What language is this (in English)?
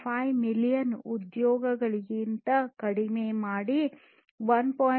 Kannada